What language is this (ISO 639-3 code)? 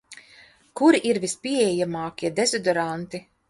lav